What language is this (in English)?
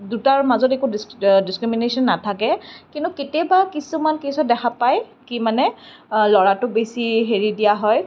Assamese